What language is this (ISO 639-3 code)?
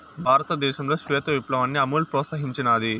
tel